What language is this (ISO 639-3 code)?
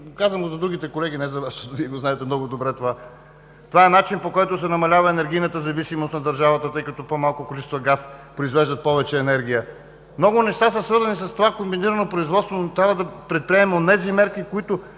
bul